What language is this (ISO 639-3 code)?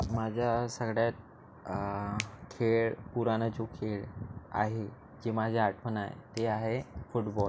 mar